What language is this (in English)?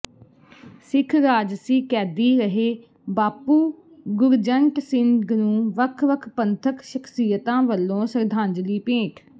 Punjabi